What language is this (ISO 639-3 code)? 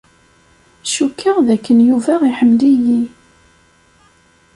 kab